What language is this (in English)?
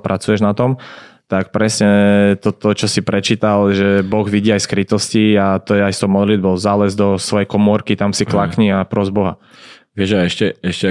Slovak